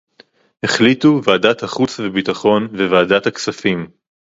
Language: Hebrew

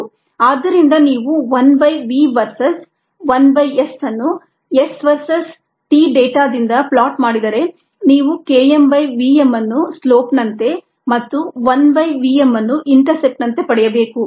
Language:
Kannada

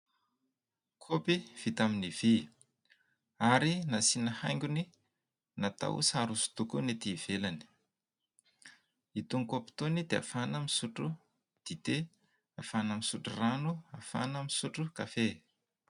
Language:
Malagasy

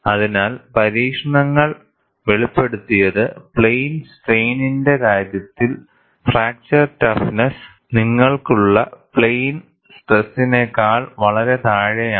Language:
Malayalam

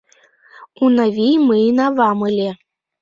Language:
Mari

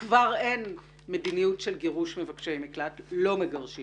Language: Hebrew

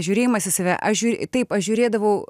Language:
Lithuanian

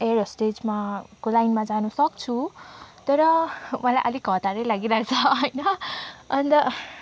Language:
Nepali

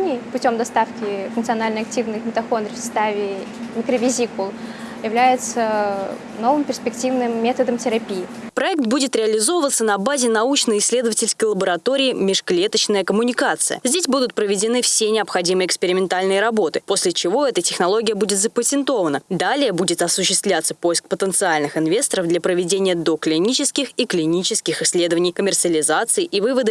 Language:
Russian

